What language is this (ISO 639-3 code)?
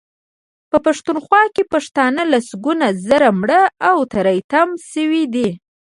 pus